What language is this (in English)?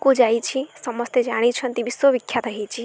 Odia